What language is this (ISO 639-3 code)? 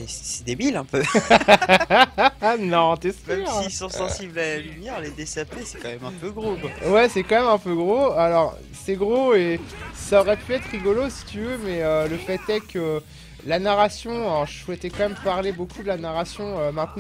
fra